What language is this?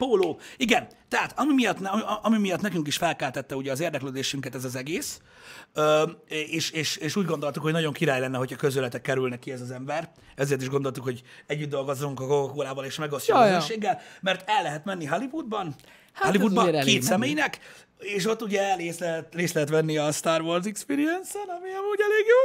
Hungarian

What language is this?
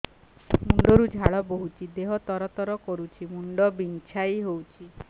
Odia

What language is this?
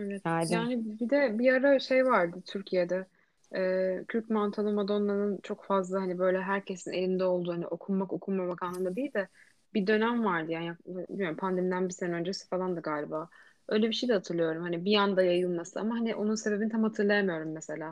Turkish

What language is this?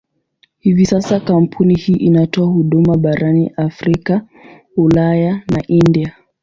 Swahili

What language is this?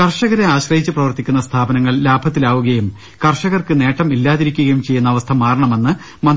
Malayalam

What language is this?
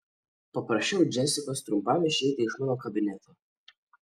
Lithuanian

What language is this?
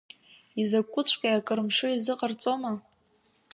Abkhazian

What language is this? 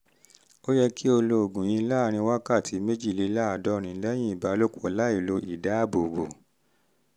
Yoruba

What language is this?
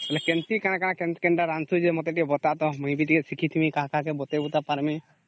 Odia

